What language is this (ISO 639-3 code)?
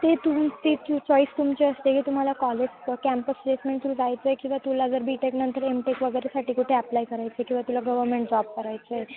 mar